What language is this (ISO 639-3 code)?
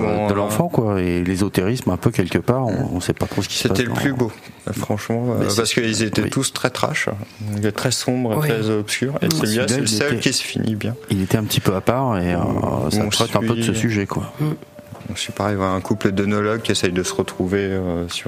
fra